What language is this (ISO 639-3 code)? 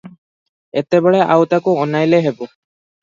ori